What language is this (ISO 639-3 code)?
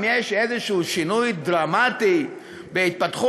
heb